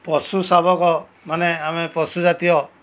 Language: Odia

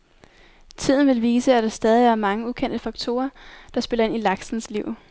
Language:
Danish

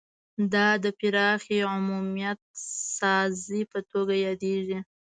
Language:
Pashto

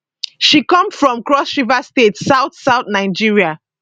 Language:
Nigerian Pidgin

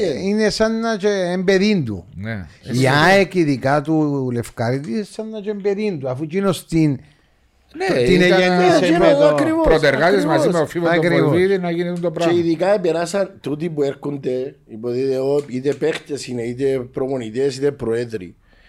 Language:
Greek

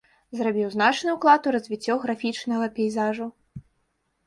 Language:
Belarusian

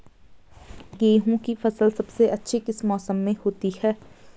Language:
Hindi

